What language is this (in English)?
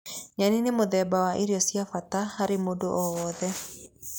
Kikuyu